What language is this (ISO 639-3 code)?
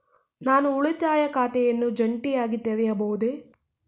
kan